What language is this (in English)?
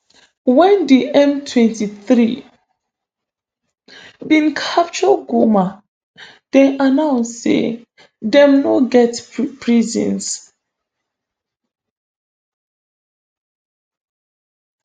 Nigerian Pidgin